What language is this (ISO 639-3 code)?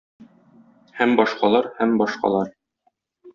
tat